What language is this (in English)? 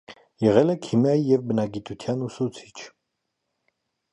Armenian